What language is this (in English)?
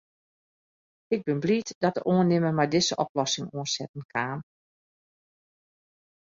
Western Frisian